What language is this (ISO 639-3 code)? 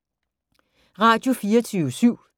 dan